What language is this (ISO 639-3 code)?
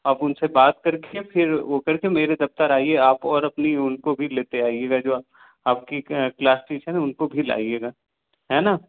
hin